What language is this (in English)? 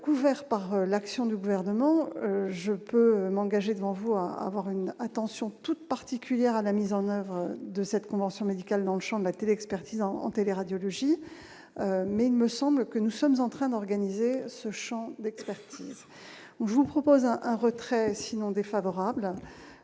French